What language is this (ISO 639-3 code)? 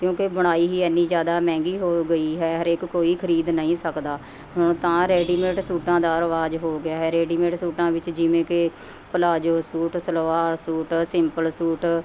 pan